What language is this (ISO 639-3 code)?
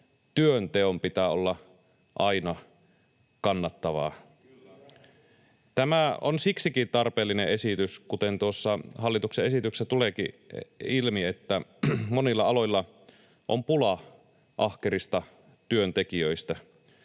fin